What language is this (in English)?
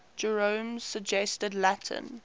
English